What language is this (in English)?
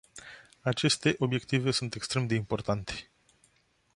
Romanian